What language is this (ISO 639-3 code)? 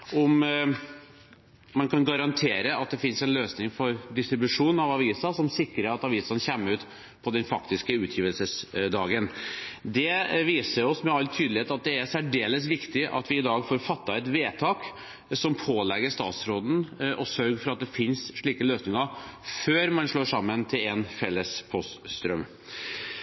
nob